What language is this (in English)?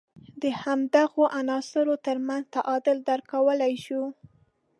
Pashto